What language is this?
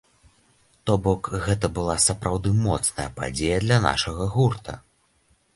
Belarusian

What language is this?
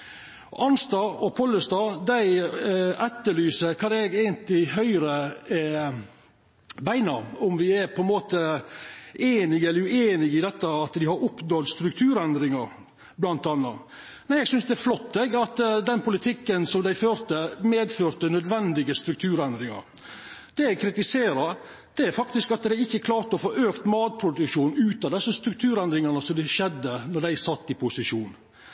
Norwegian Nynorsk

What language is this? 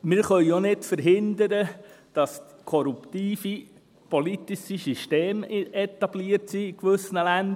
Swiss German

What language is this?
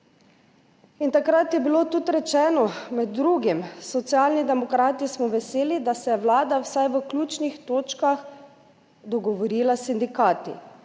Slovenian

